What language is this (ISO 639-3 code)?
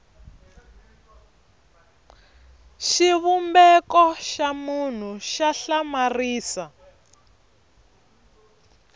tso